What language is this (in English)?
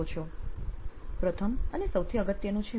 Gujarati